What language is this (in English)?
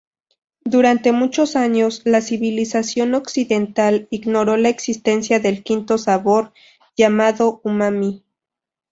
Spanish